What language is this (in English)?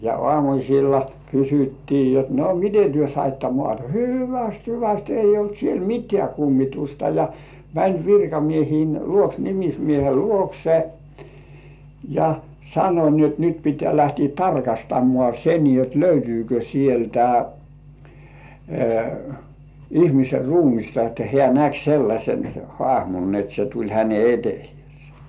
Finnish